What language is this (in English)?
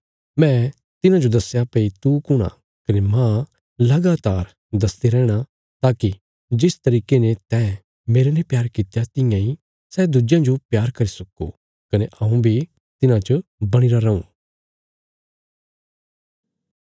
Bilaspuri